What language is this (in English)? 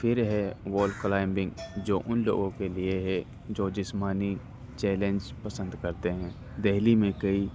Urdu